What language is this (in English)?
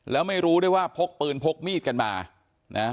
Thai